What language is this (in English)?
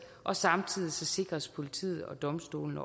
Danish